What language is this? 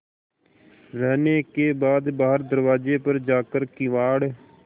Hindi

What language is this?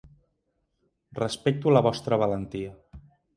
Catalan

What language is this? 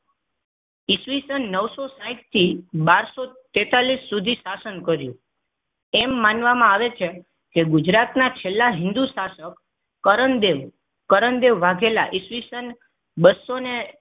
Gujarati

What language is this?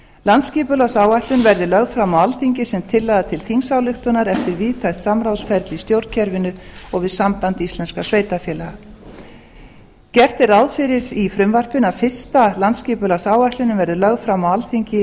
Icelandic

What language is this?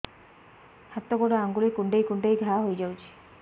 Odia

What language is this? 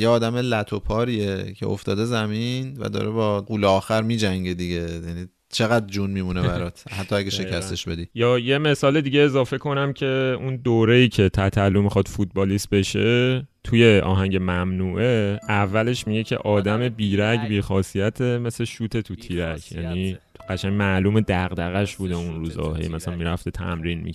Persian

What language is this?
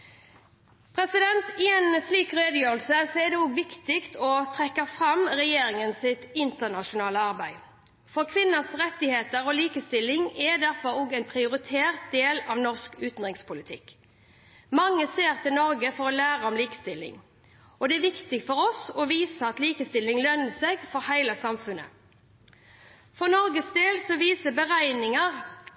Norwegian Bokmål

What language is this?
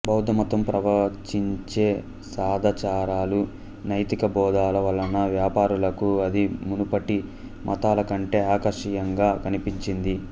Telugu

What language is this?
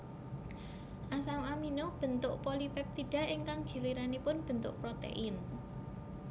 Javanese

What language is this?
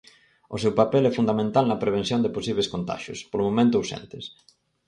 Galician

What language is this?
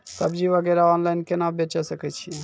Maithili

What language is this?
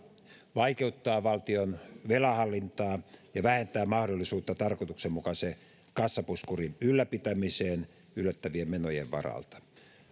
Finnish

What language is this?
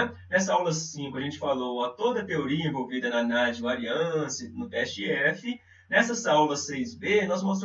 Portuguese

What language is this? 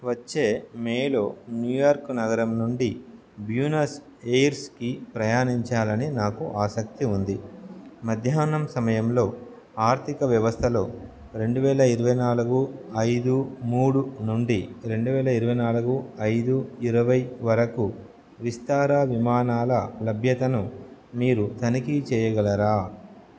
Telugu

